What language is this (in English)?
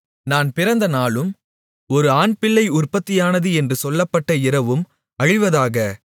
Tamil